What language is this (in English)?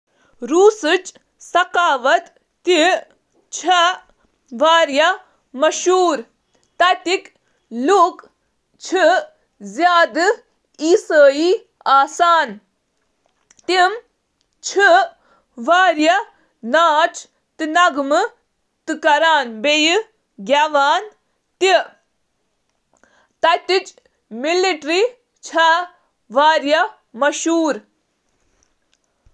Kashmiri